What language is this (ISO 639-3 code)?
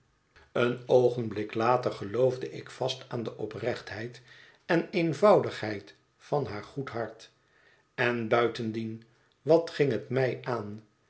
nld